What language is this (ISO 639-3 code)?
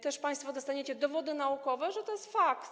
pol